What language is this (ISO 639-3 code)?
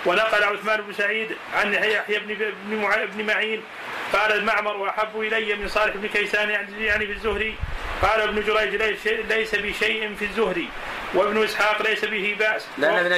ara